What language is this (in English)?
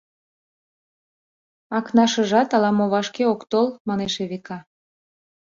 Mari